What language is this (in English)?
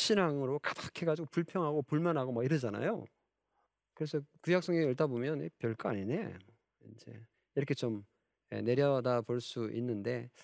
Korean